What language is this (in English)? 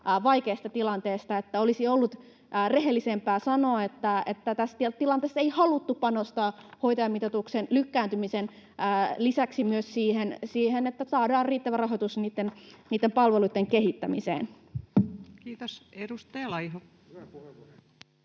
Finnish